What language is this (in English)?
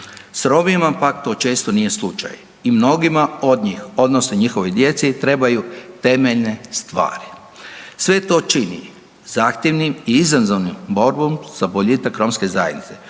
Croatian